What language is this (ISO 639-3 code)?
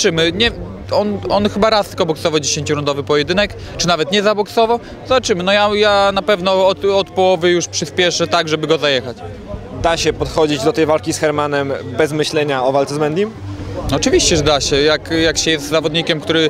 pol